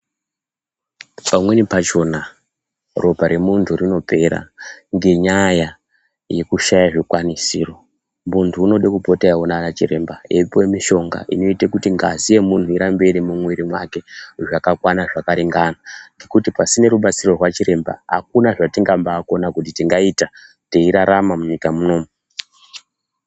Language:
Ndau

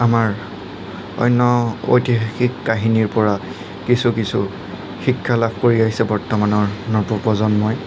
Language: Assamese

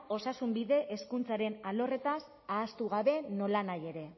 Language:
Basque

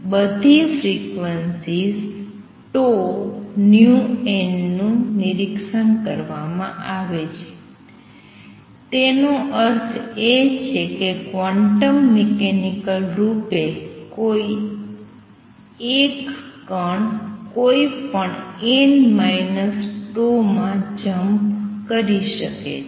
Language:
Gujarati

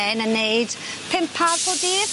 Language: Welsh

